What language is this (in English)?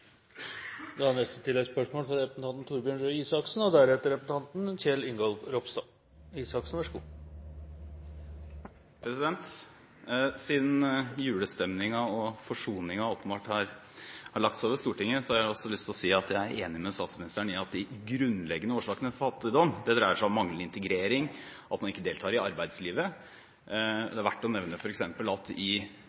Norwegian